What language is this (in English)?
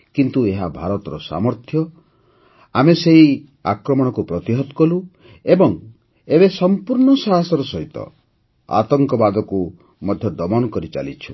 Odia